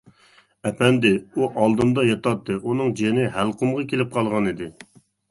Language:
Uyghur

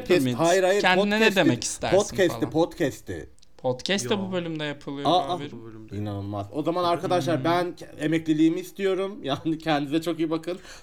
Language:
Turkish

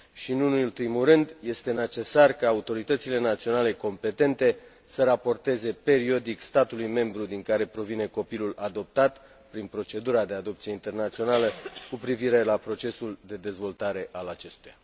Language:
Romanian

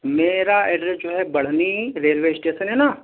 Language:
Urdu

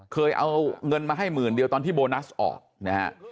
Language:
Thai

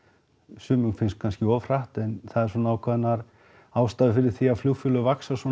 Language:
Icelandic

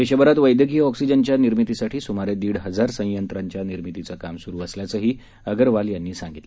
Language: Marathi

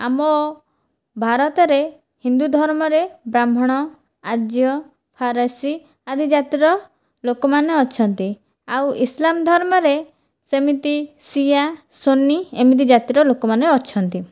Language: Odia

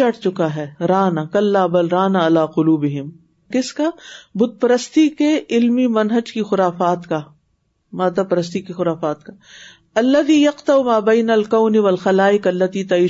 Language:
Urdu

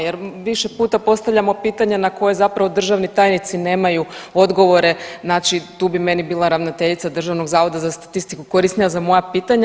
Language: Croatian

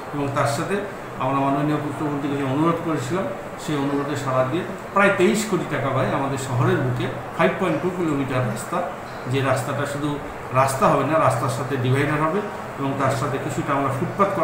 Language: Romanian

